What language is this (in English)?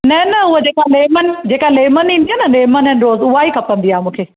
Sindhi